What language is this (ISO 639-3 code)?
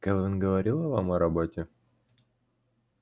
rus